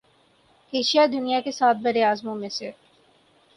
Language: Urdu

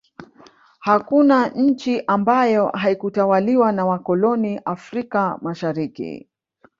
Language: Swahili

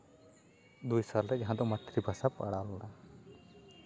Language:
Santali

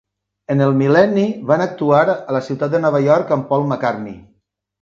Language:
Catalan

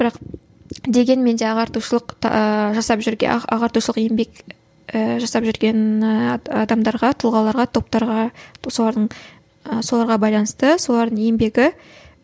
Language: Kazakh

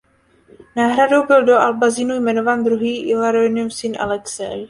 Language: Czech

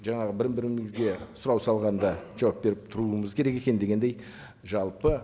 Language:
Kazakh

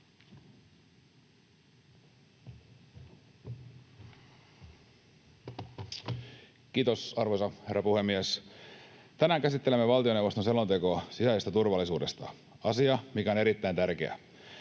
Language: Finnish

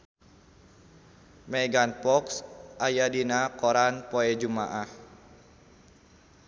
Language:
Sundanese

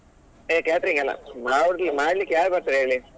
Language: Kannada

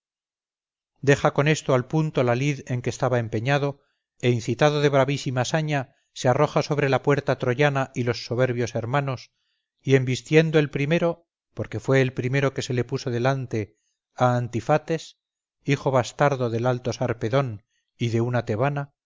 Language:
Spanish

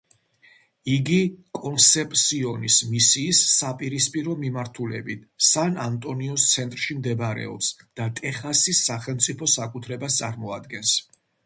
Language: Georgian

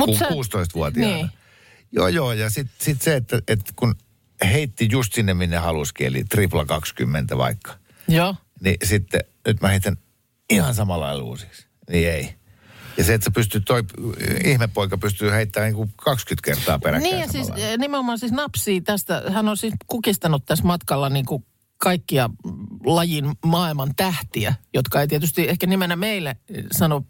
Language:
Finnish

